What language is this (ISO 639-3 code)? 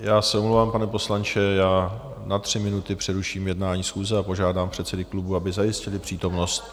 ces